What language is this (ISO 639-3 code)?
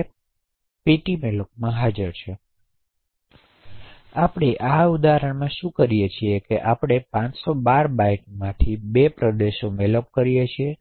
guj